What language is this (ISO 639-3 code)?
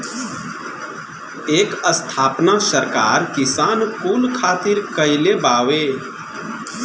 bho